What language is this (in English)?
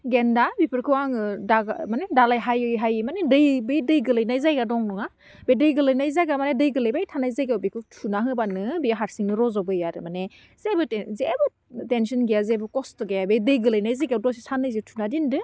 Bodo